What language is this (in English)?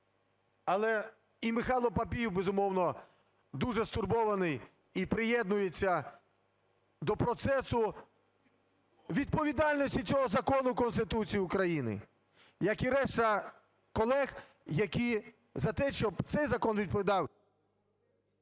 Ukrainian